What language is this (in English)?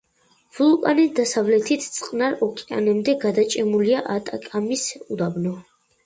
Georgian